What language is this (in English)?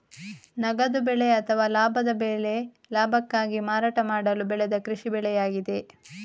Kannada